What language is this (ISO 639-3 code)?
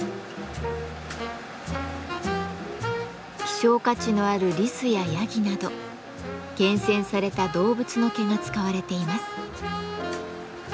jpn